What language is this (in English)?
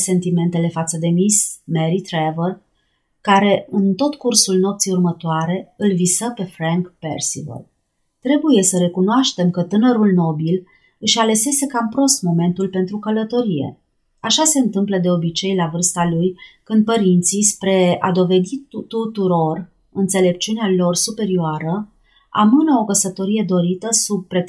Romanian